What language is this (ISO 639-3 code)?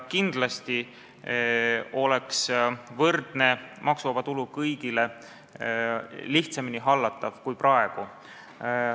est